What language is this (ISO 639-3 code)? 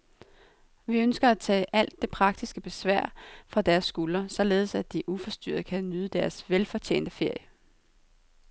dan